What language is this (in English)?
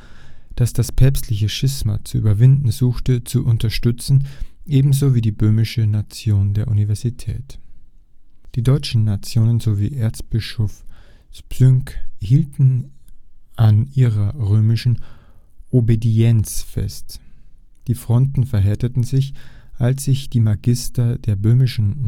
German